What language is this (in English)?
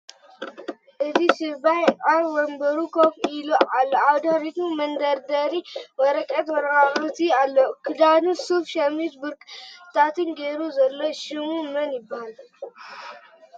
Tigrinya